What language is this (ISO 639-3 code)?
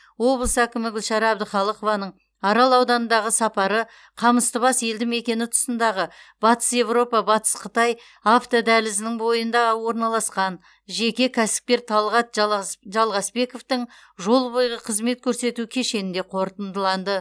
kaz